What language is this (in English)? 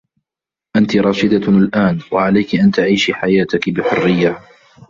Arabic